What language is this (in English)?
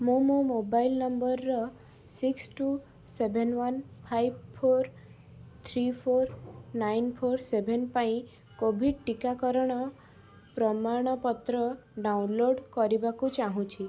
Odia